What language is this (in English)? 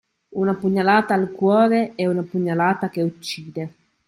Italian